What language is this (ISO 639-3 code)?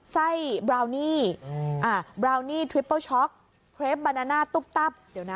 tha